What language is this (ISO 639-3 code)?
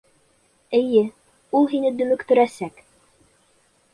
bak